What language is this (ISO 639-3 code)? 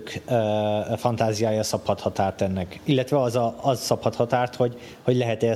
hun